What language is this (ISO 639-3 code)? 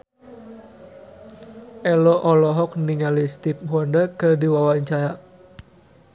sun